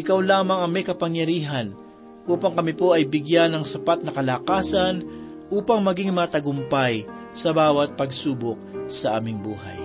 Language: Filipino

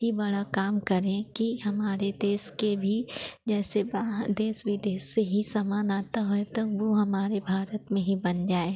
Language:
Hindi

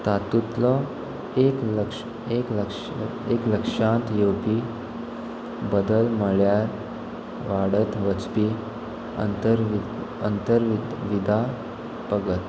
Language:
Konkani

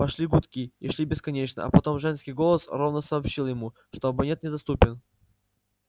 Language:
Russian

